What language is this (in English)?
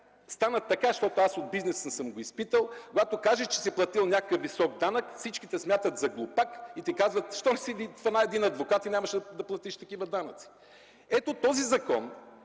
Bulgarian